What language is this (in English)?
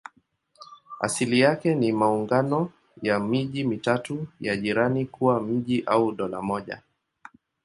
Swahili